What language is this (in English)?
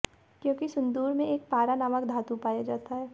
Hindi